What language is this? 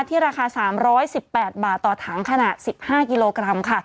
Thai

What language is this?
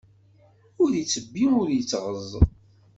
Kabyle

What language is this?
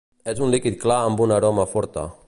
Catalan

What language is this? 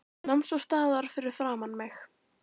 Icelandic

